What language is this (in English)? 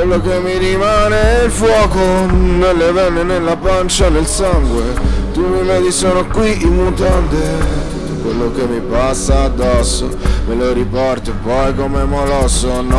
Italian